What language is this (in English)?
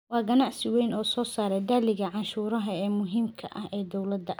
Somali